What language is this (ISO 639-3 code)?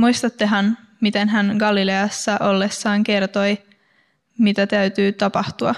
fin